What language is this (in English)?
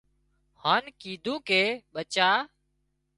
Wadiyara Koli